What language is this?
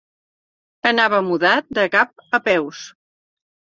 Catalan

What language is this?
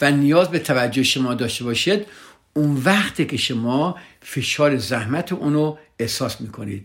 Persian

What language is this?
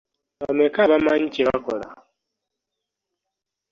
Ganda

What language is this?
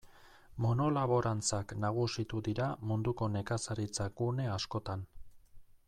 Basque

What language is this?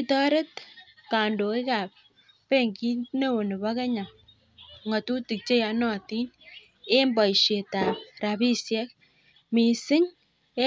Kalenjin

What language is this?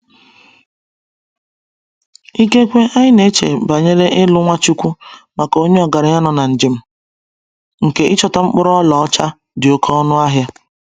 Igbo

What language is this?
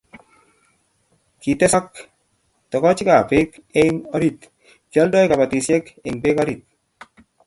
Kalenjin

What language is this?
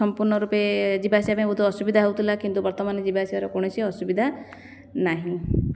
Odia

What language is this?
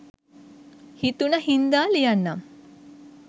Sinhala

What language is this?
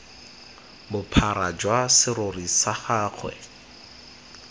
Tswana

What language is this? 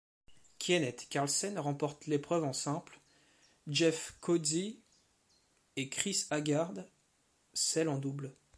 French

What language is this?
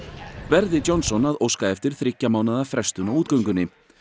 Icelandic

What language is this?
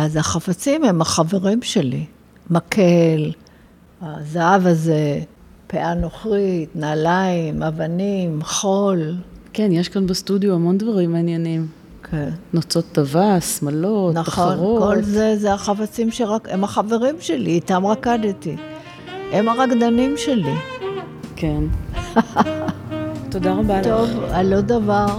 Hebrew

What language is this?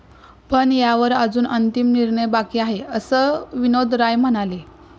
Marathi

